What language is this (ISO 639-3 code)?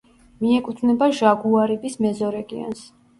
kat